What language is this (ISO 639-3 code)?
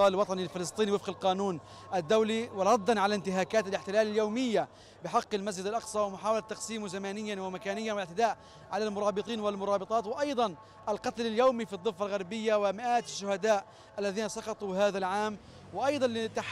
ara